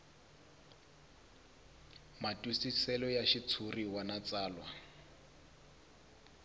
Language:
Tsonga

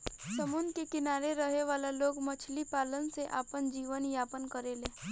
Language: Bhojpuri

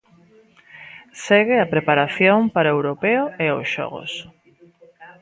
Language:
Galician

